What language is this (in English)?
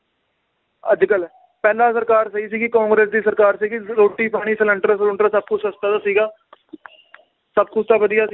Punjabi